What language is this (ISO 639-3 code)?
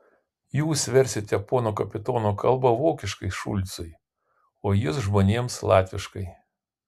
lit